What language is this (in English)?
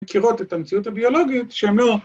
Hebrew